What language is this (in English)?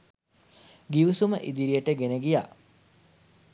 Sinhala